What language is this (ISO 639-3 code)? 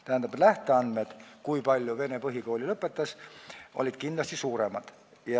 est